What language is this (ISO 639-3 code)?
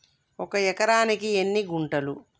tel